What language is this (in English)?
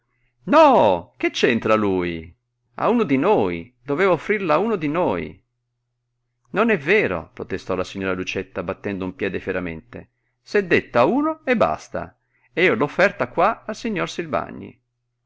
Italian